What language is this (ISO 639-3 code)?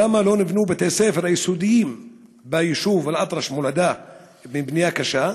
heb